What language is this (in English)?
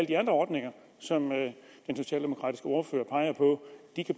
Danish